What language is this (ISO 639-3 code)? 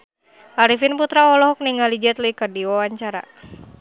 sun